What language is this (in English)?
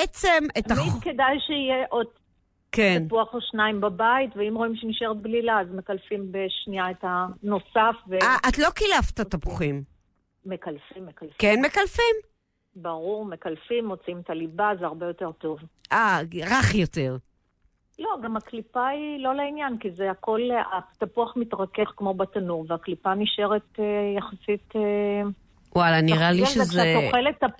Hebrew